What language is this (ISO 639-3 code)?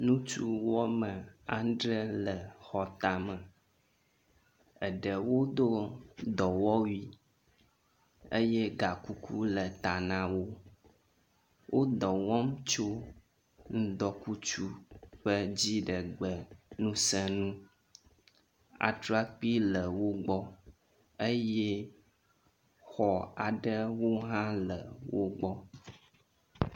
ewe